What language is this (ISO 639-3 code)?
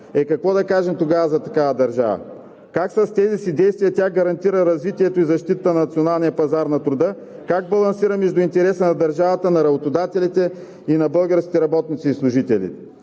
bul